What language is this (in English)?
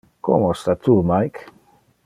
Interlingua